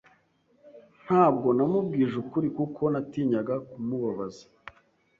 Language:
Kinyarwanda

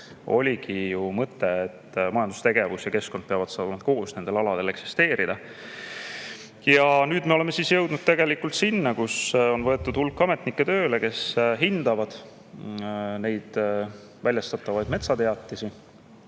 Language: Estonian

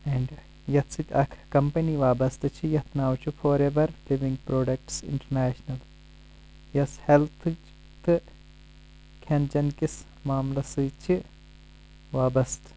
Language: Kashmiri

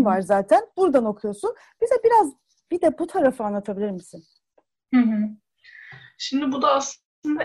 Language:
Turkish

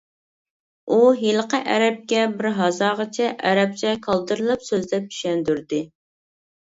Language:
Uyghur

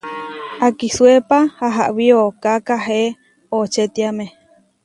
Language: Huarijio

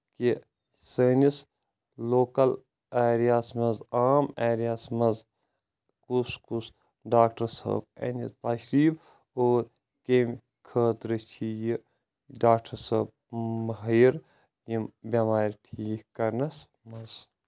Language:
Kashmiri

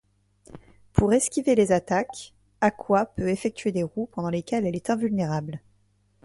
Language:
French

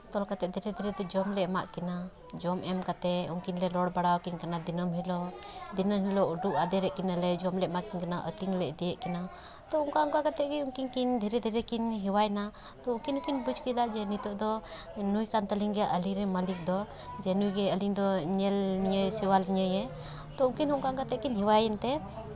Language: Santali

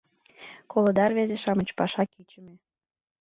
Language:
Mari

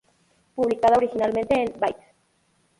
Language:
Spanish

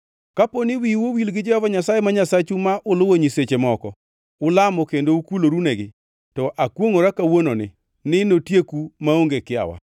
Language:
Luo (Kenya and Tanzania)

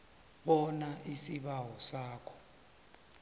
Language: South Ndebele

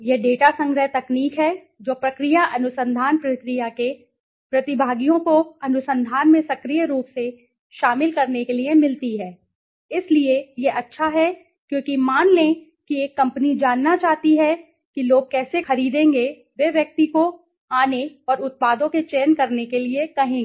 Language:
Hindi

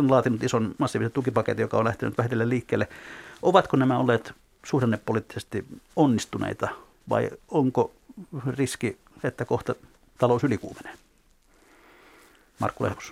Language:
Finnish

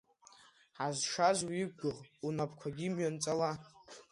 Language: Abkhazian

